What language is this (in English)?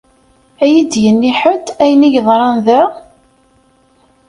Kabyle